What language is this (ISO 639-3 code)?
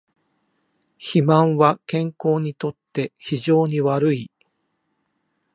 jpn